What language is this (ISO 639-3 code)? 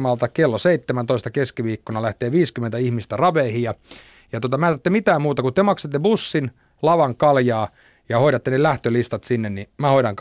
fin